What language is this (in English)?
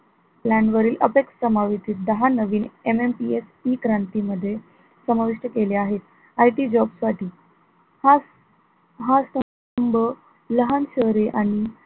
Marathi